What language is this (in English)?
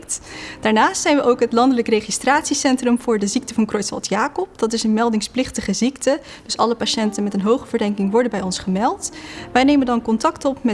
Dutch